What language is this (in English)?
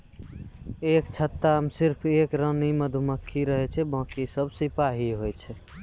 Maithili